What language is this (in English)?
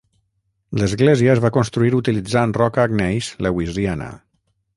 Catalan